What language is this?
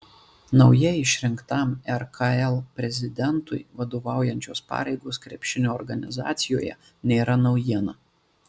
Lithuanian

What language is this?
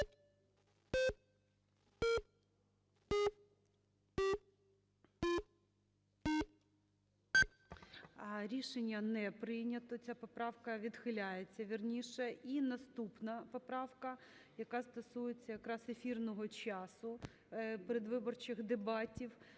Ukrainian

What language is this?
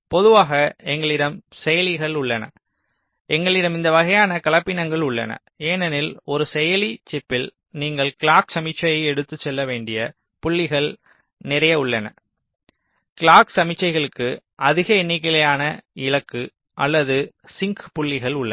Tamil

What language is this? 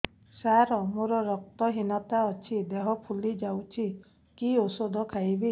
Odia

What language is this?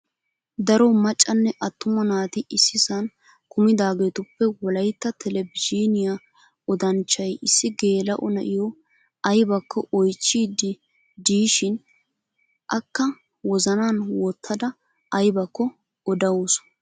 Wolaytta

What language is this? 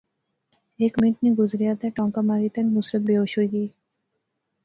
Pahari-Potwari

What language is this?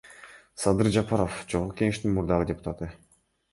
Kyrgyz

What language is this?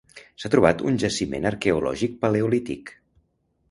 Catalan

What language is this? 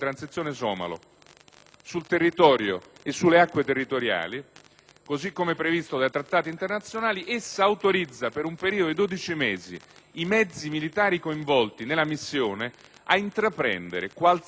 Italian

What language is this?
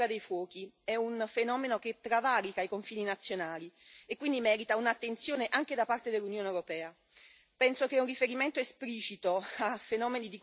Italian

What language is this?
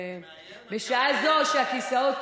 Hebrew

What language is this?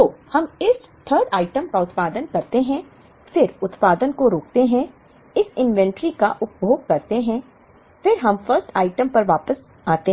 Hindi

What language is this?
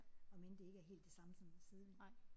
Danish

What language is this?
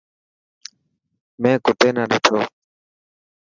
Dhatki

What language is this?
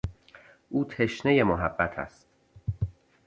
Persian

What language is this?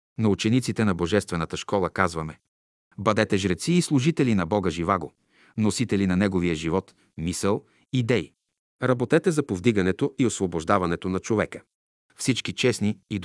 Bulgarian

